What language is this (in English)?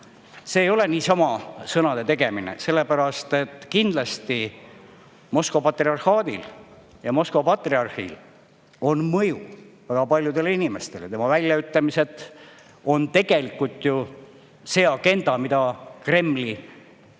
Estonian